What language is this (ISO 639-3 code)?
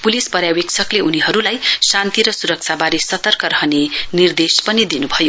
nep